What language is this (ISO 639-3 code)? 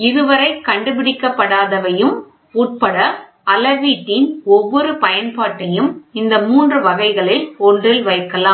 tam